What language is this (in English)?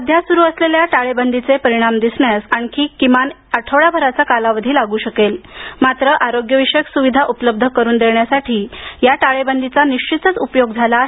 Marathi